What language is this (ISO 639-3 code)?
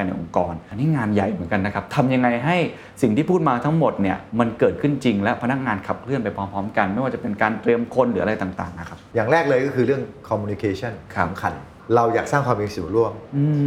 tha